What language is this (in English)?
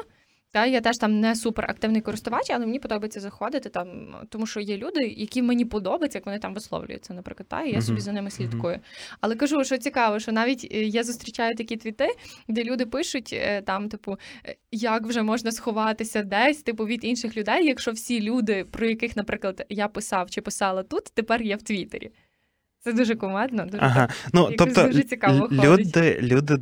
Ukrainian